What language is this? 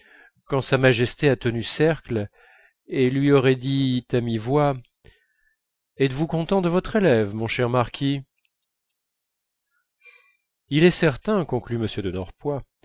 French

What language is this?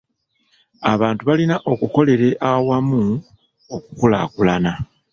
Ganda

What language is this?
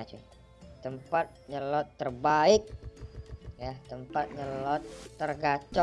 Indonesian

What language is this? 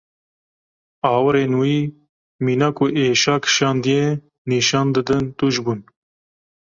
Kurdish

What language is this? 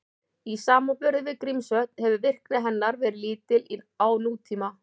Icelandic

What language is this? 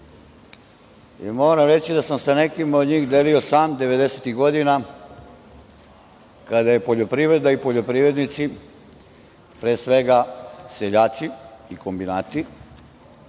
Serbian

